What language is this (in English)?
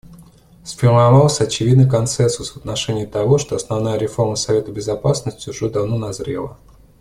Russian